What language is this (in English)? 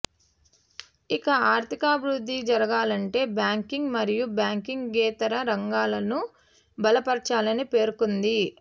Telugu